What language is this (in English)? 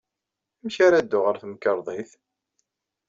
Kabyle